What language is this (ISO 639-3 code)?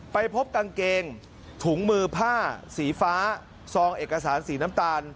tha